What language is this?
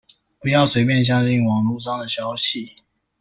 Chinese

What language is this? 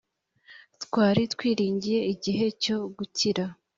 Kinyarwanda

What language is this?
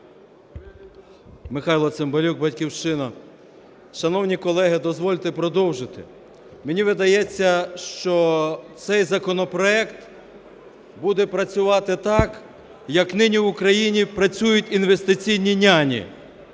Ukrainian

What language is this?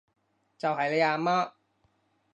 Cantonese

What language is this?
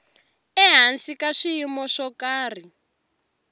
Tsonga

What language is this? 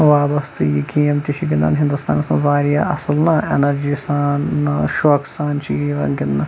Kashmiri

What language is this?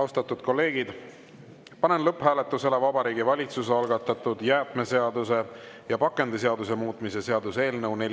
Estonian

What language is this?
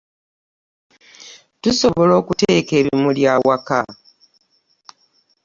Ganda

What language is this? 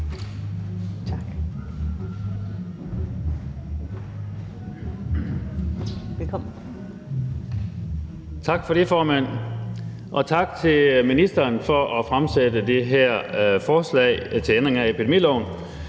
Danish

